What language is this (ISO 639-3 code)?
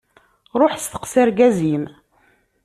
kab